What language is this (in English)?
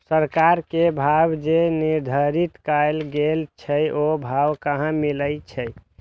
Maithili